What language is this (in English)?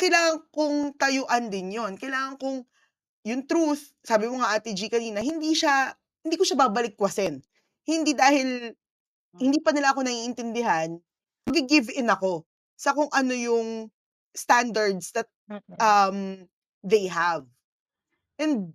Filipino